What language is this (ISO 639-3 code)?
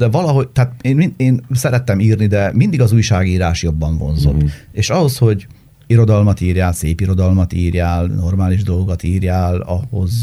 hun